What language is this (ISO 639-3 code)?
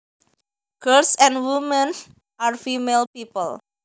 jav